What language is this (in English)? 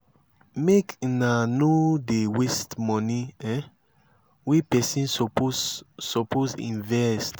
Nigerian Pidgin